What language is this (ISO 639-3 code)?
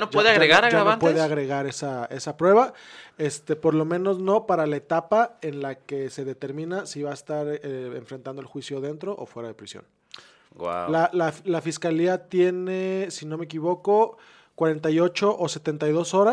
spa